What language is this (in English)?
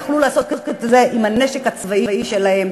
Hebrew